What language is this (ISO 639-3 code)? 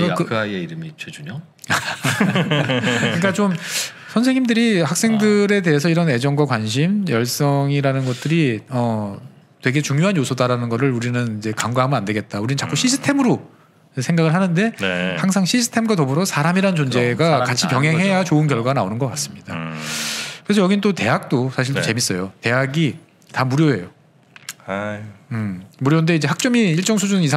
kor